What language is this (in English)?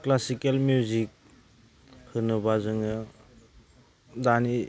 Bodo